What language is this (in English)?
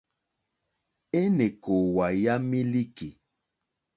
Mokpwe